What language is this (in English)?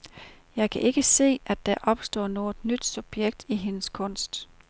Danish